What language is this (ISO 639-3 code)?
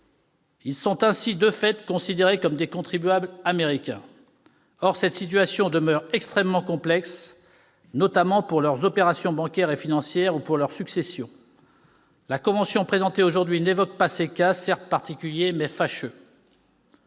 fra